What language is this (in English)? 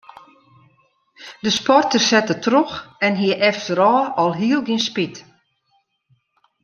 Western Frisian